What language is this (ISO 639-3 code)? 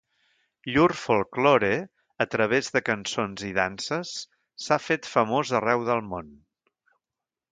cat